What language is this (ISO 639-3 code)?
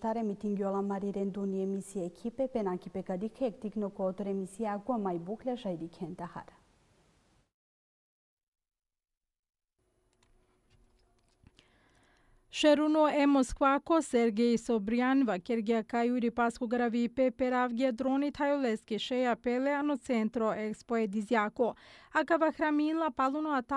ron